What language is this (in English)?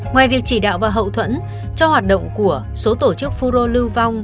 Vietnamese